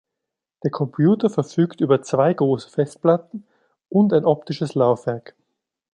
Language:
German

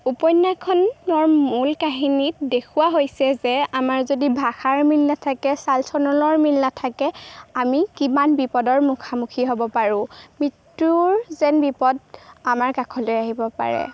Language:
Assamese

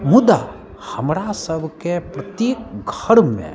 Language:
Maithili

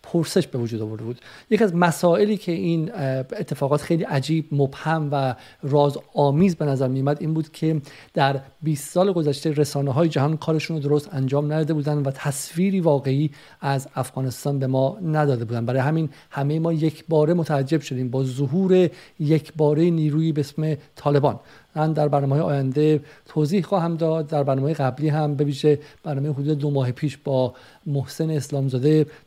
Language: Persian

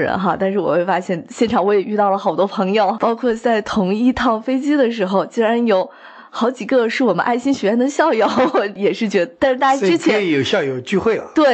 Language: Chinese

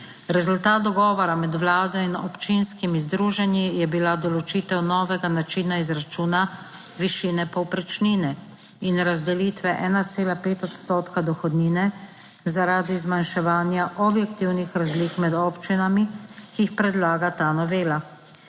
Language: Slovenian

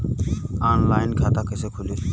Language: Bhojpuri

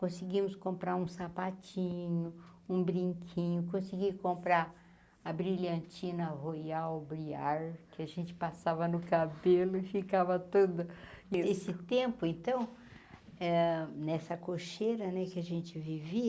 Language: Portuguese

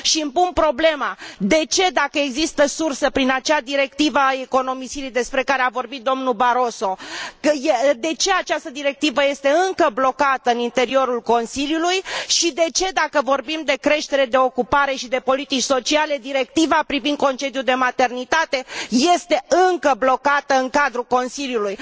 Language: Romanian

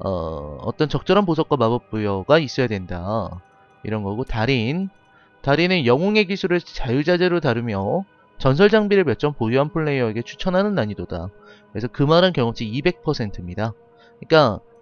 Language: Korean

